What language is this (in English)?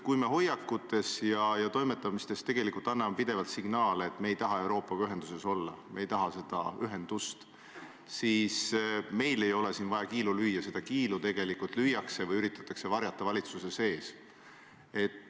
Estonian